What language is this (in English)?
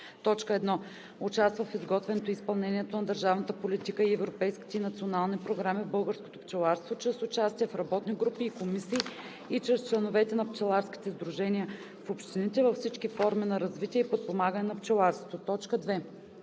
Bulgarian